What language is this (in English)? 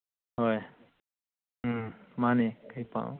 Manipuri